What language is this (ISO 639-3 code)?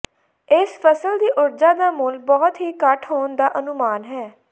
pan